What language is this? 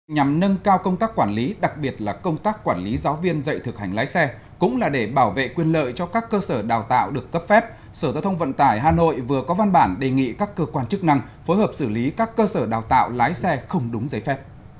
Vietnamese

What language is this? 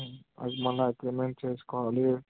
Telugu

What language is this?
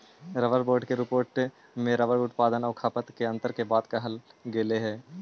Magahi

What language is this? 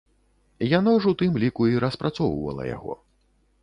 Belarusian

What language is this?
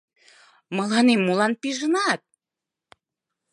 Mari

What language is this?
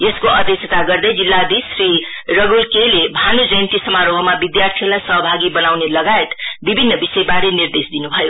Nepali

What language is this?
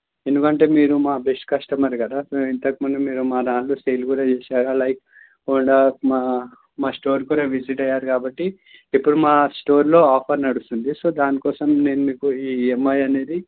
Telugu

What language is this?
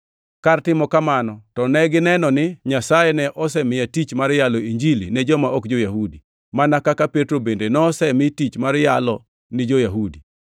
Luo (Kenya and Tanzania)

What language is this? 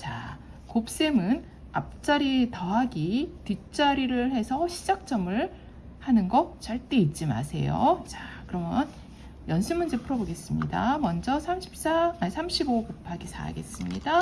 Korean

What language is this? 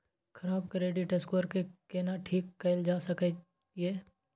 Maithili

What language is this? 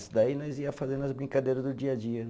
Portuguese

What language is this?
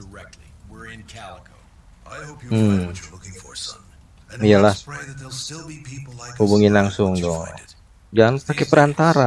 Indonesian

